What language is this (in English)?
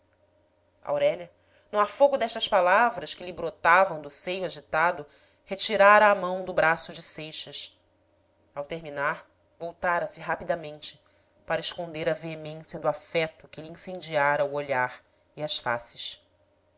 Portuguese